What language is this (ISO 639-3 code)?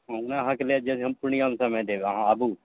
mai